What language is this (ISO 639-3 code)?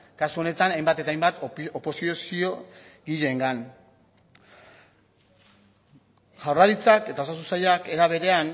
eus